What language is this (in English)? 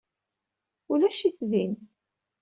Kabyle